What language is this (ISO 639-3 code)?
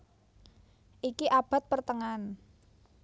jav